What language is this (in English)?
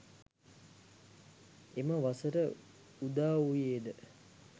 Sinhala